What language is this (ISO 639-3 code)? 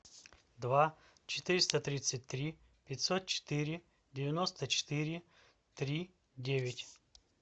rus